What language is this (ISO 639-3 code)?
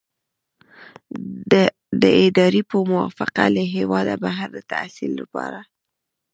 pus